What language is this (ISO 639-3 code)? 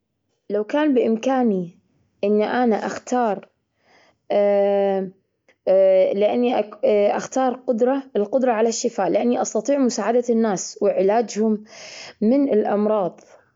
afb